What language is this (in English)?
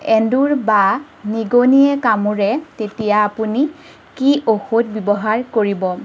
Assamese